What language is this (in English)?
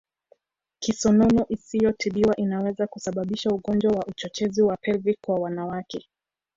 Swahili